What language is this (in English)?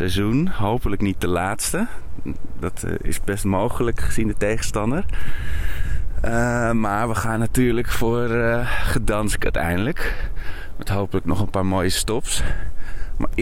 Dutch